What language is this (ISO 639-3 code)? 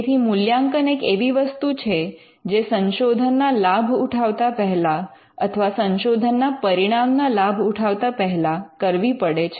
guj